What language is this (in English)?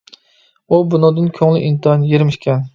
Uyghur